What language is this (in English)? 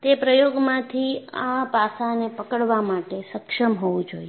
Gujarati